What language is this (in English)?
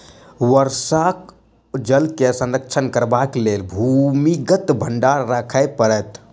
Maithili